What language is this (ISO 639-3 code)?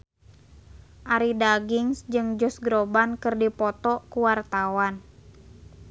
sun